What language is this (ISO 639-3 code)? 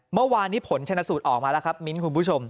tha